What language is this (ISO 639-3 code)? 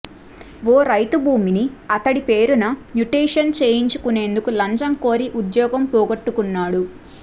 tel